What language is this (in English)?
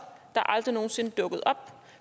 Danish